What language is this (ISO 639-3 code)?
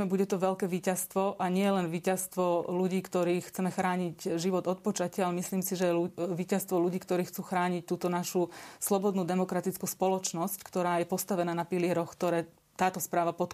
slk